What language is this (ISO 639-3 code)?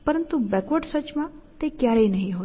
guj